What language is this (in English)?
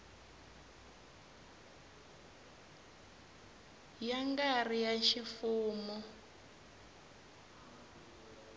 Tsonga